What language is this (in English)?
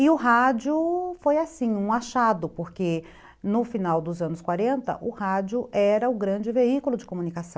Portuguese